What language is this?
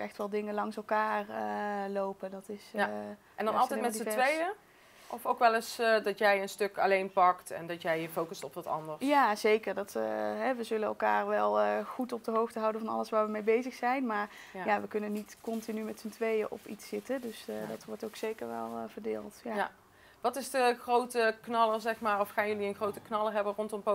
Dutch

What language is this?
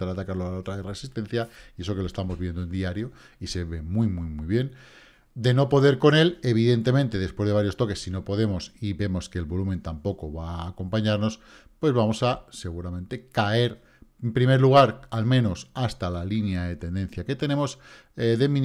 Spanish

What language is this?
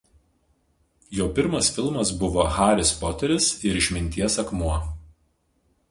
Lithuanian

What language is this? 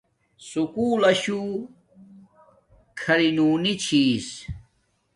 Domaaki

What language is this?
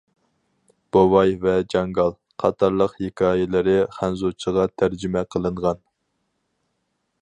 Uyghur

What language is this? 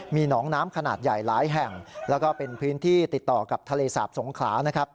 Thai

